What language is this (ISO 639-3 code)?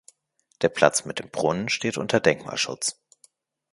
deu